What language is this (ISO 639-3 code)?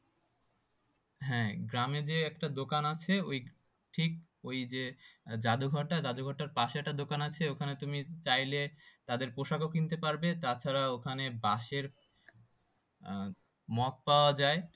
ben